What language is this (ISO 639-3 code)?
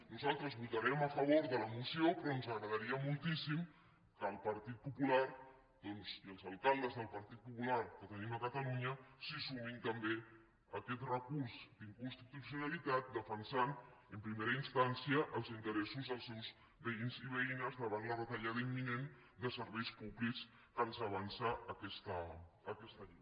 cat